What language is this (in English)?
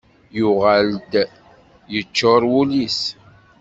Kabyle